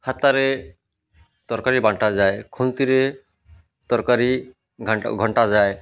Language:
Odia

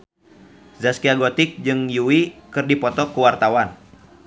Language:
Sundanese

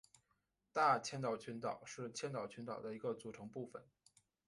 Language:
Chinese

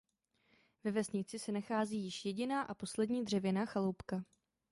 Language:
Czech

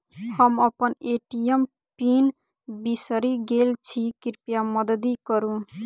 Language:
Maithili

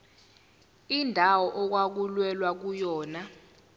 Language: Zulu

